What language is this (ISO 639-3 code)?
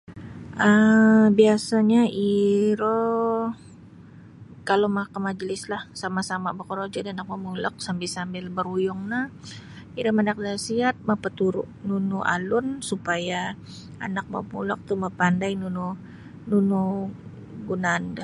bsy